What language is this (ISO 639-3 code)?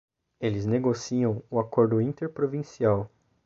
por